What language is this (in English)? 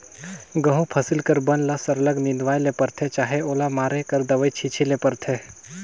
Chhattisgarhi